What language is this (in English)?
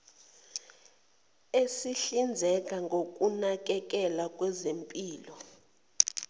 Zulu